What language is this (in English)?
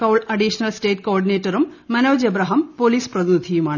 Malayalam